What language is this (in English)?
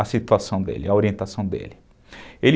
Portuguese